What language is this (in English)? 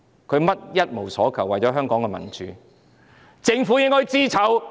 Cantonese